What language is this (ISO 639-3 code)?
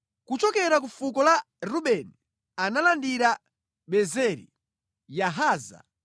nya